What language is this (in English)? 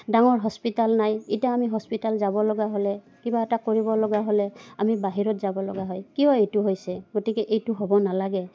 Assamese